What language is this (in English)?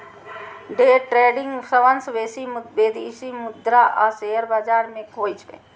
Maithili